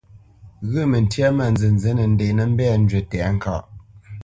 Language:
Bamenyam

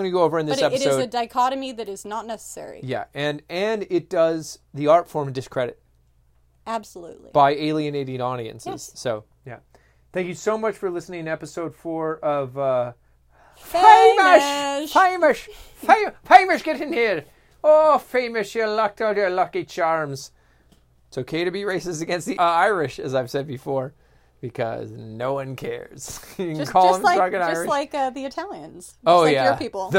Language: English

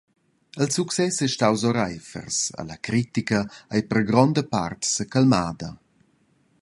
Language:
Romansh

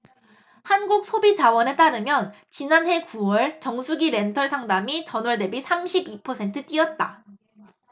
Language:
Korean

